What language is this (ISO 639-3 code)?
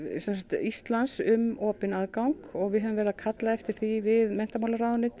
isl